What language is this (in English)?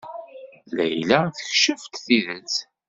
Kabyle